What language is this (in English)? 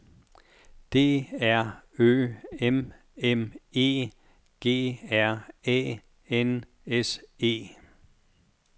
Danish